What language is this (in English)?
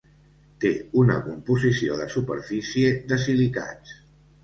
Catalan